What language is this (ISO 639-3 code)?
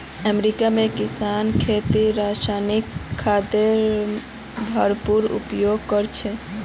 mag